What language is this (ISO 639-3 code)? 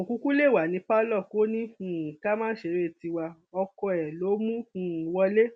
yor